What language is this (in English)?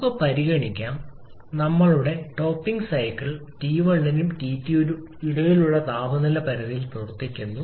Malayalam